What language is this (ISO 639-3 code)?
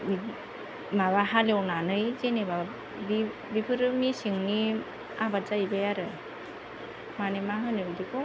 brx